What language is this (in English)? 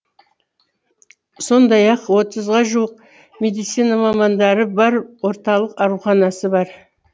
Kazakh